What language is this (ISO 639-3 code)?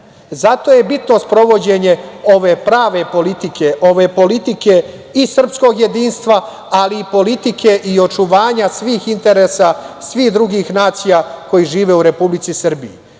srp